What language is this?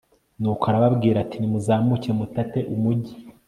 Kinyarwanda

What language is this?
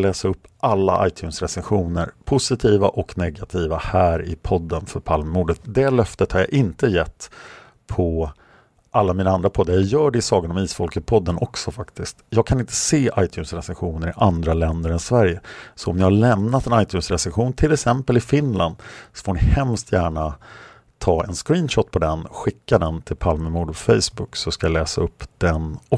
Swedish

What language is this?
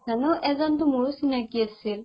Assamese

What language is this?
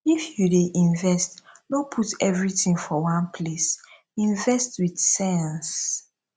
Nigerian Pidgin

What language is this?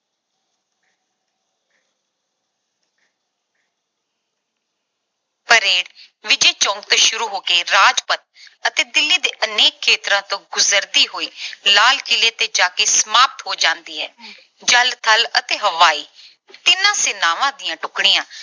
Punjabi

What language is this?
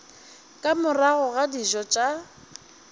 Northern Sotho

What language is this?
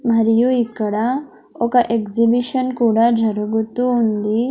Telugu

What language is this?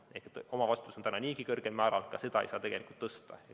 Estonian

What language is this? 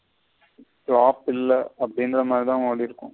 Tamil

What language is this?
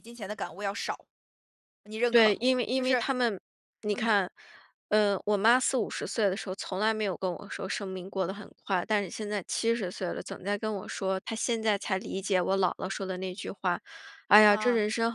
Chinese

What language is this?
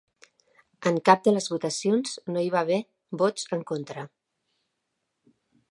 Catalan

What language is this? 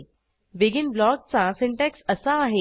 Marathi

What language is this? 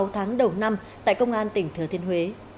Vietnamese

